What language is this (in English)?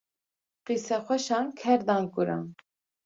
Kurdish